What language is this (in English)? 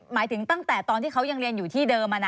Thai